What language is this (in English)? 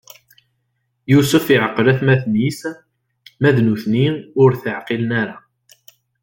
Kabyle